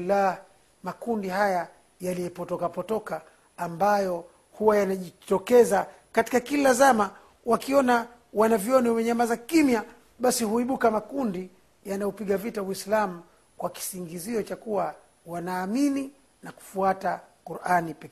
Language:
Swahili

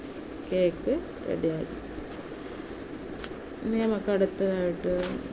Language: Malayalam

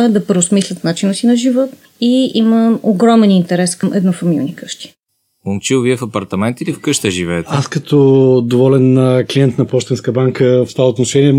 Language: Bulgarian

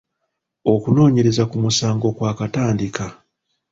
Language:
Ganda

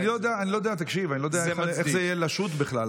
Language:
Hebrew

